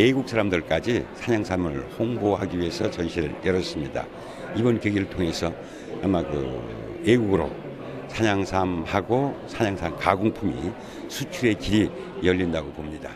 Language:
Korean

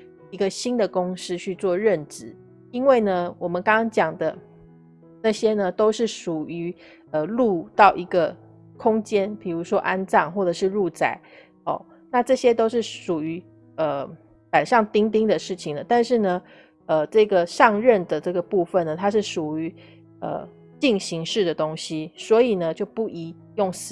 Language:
Chinese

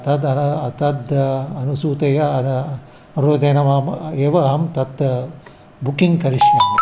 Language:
Sanskrit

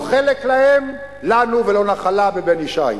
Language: Hebrew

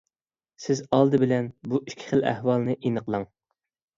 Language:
Uyghur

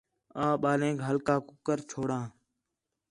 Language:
Khetrani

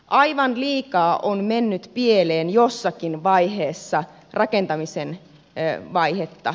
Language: Finnish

